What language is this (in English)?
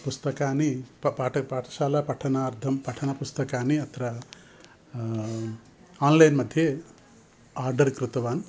Sanskrit